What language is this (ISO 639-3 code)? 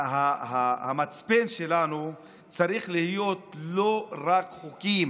heb